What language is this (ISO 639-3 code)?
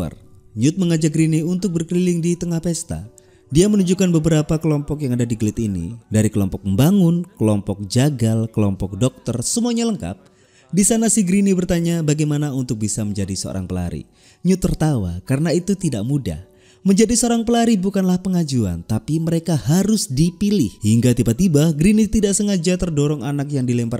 ind